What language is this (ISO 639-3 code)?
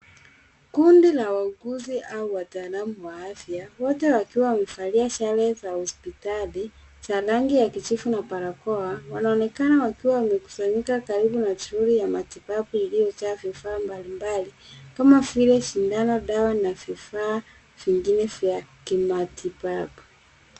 swa